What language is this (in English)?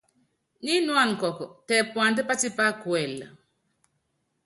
Yangben